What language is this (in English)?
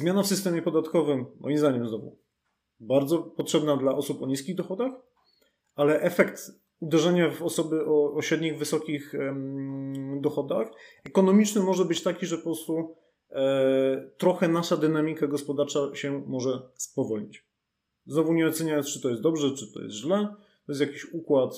Polish